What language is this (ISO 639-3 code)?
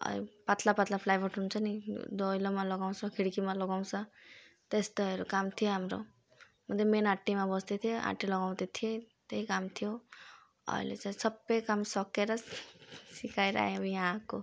nep